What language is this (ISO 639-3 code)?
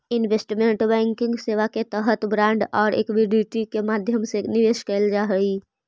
mag